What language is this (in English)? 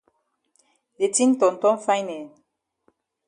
Cameroon Pidgin